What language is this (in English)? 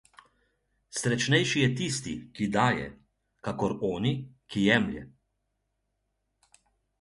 Slovenian